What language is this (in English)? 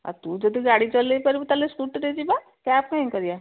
Odia